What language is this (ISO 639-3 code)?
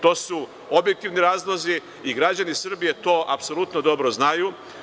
srp